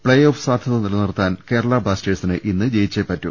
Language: Malayalam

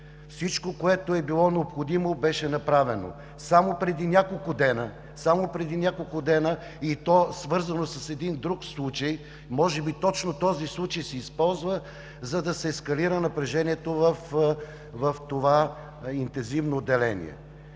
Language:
Bulgarian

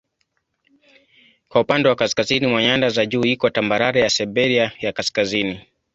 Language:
Swahili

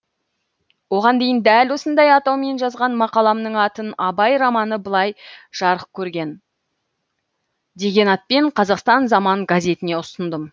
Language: Kazakh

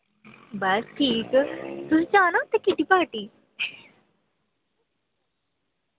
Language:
Dogri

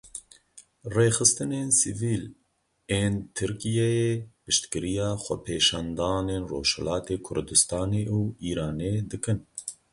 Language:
Kurdish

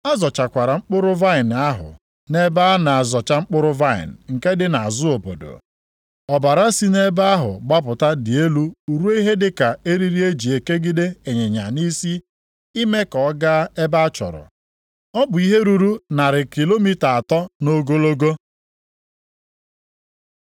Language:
Igbo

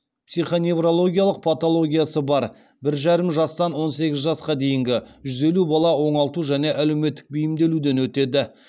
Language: Kazakh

